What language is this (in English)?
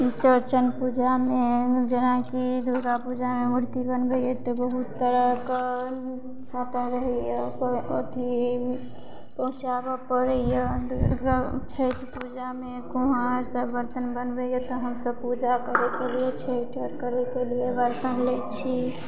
Maithili